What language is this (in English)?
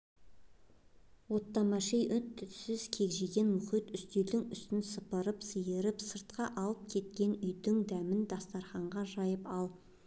Kazakh